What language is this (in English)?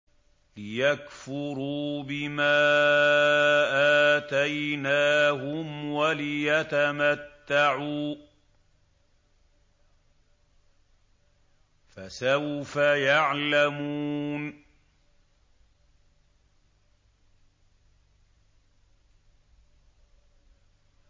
Arabic